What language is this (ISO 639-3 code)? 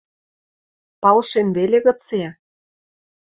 mrj